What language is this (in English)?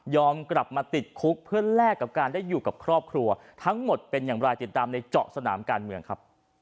Thai